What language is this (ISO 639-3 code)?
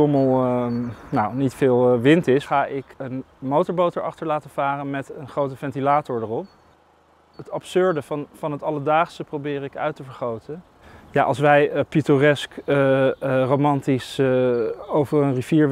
nld